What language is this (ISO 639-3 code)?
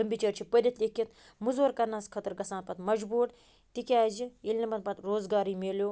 kas